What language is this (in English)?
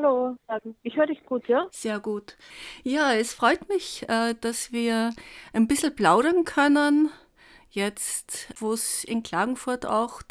German